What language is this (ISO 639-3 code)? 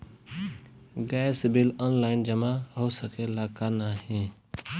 bho